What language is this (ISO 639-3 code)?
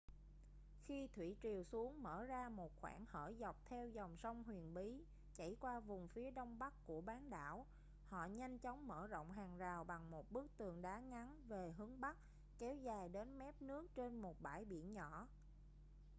vie